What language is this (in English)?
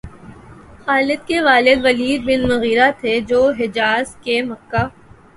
Urdu